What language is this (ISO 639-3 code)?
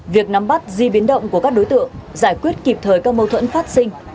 vie